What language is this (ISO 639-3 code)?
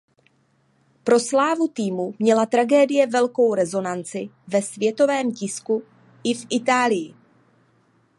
ces